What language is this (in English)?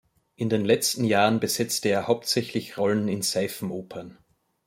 German